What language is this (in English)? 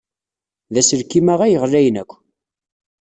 Kabyle